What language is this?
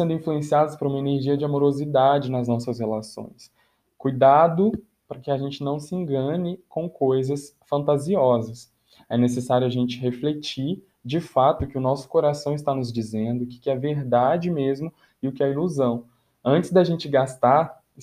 Portuguese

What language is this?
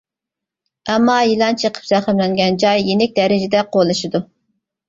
Uyghur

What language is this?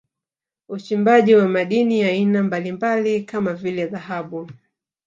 Swahili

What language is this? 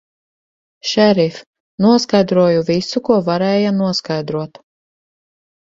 Latvian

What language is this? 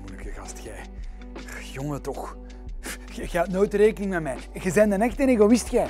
Dutch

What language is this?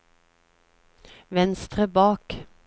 Norwegian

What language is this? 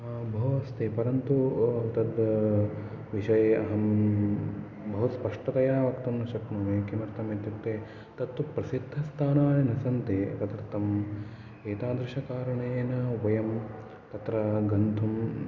Sanskrit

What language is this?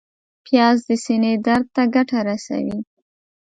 Pashto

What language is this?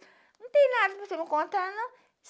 Portuguese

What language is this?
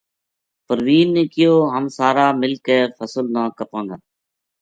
Gujari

